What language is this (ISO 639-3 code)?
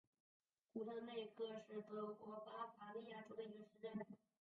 zho